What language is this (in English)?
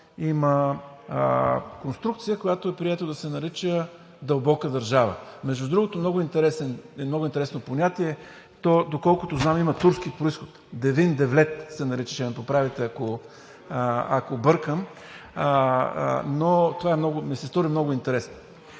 Bulgarian